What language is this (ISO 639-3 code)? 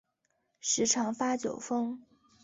zho